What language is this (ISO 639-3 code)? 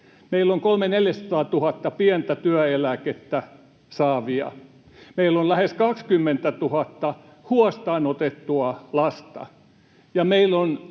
fin